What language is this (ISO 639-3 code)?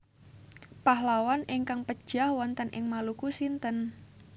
jav